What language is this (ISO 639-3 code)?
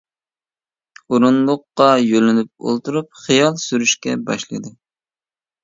uig